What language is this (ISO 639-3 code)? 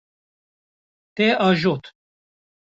kur